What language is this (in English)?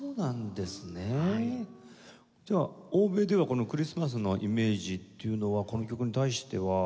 Japanese